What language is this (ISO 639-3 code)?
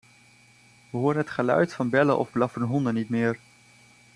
nld